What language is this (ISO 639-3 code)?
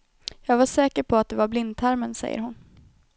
swe